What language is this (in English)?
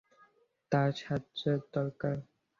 Bangla